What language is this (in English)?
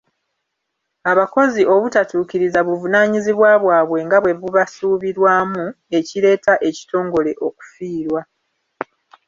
Ganda